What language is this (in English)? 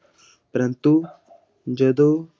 Punjabi